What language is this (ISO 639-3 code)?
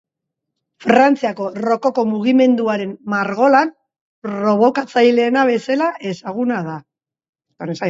eus